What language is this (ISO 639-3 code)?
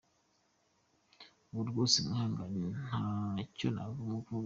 kin